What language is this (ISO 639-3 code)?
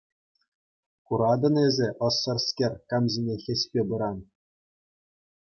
chv